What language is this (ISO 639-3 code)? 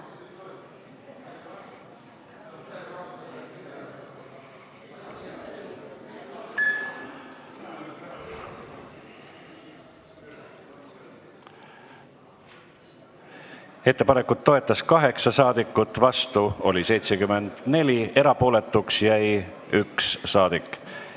est